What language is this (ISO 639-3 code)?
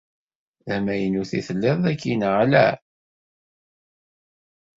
kab